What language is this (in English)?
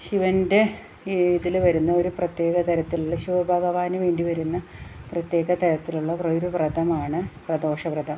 Malayalam